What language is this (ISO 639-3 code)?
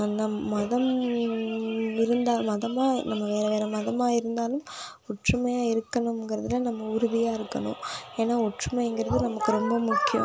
tam